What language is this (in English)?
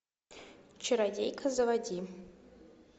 Russian